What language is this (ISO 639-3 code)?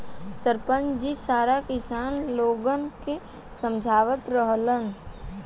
bho